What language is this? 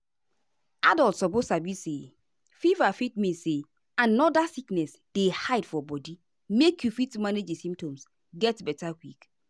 Nigerian Pidgin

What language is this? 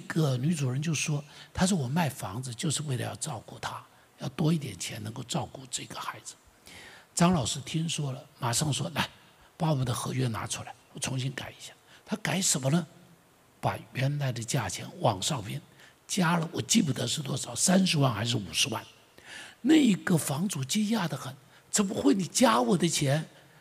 Chinese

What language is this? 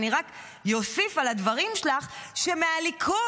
Hebrew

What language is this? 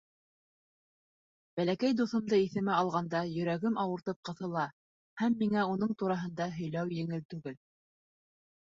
Bashkir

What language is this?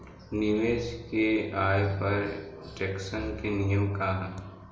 Bhojpuri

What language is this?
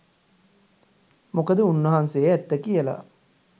Sinhala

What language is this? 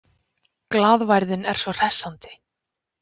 Icelandic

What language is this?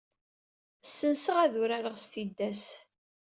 Kabyle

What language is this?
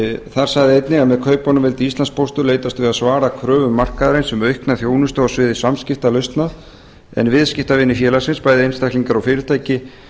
Icelandic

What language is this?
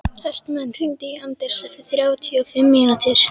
Icelandic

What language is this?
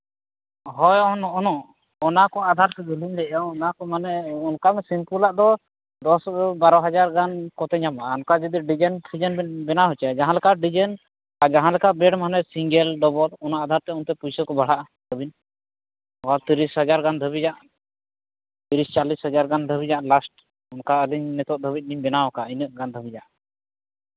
Santali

